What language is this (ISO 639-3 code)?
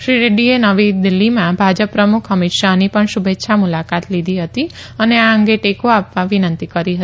guj